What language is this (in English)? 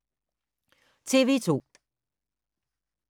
Danish